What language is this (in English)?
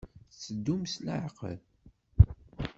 Kabyle